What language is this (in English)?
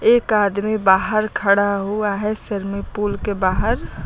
Hindi